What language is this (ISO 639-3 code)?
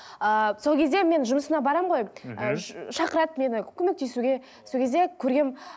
kaz